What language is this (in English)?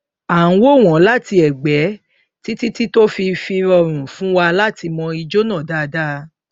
Yoruba